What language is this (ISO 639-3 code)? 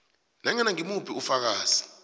nbl